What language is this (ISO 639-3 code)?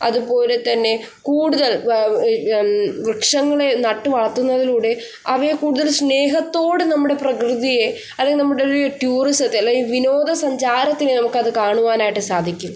mal